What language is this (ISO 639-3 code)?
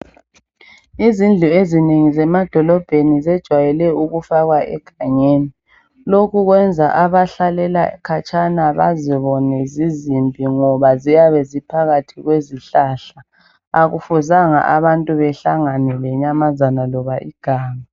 nde